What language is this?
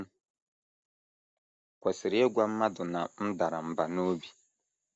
Igbo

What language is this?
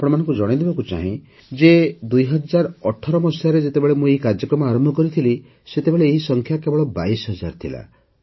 Odia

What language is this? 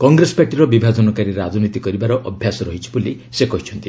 Odia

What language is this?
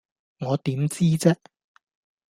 Cantonese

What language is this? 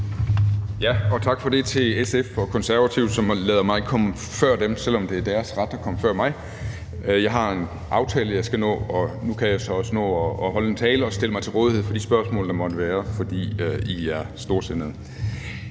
Danish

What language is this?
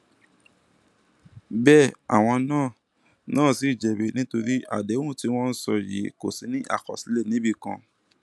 Yoruba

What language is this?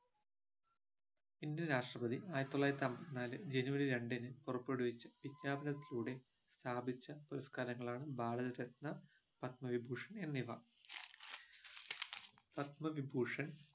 Malayalam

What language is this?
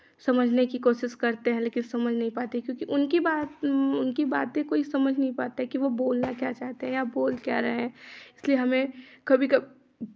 Hindi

